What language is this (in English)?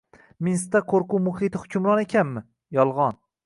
Uzbek